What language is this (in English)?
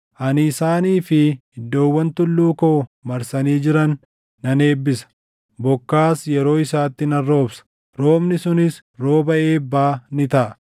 Oromo